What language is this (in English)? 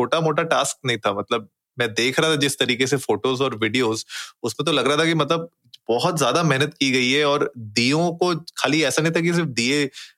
Hindi